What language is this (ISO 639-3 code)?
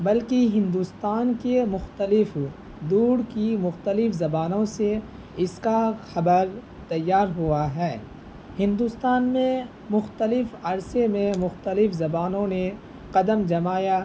urd